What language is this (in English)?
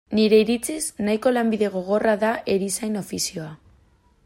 Basque